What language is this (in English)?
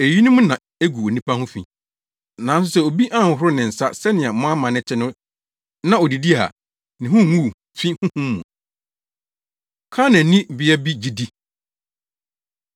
Akan